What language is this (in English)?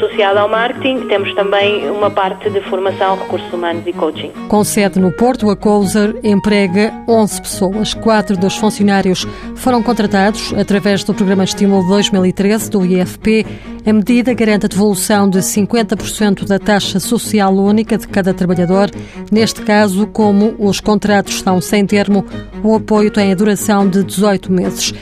Portuguese